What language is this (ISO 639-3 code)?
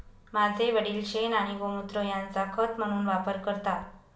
mar